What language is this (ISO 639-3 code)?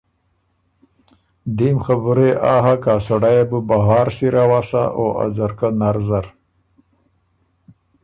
oru